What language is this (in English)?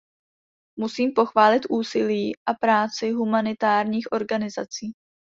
Czech